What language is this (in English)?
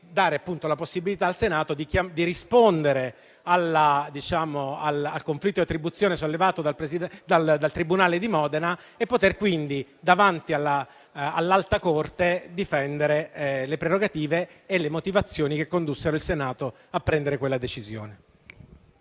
Italian